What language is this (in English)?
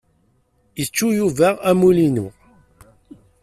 Kabyle